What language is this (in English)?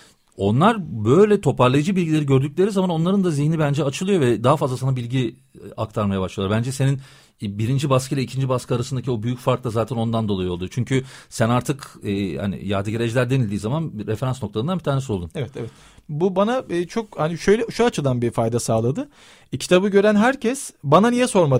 Turkish